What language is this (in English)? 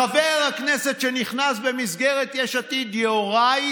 Hebrew